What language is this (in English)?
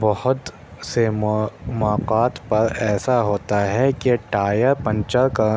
Urdu